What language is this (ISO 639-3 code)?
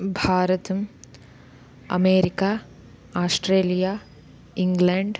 san